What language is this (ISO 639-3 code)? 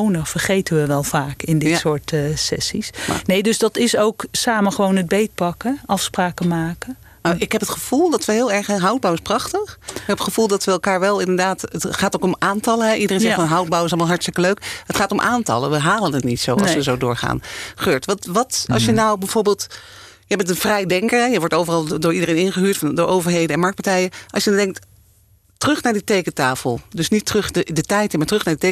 nld